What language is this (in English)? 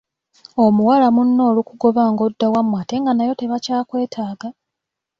Ganda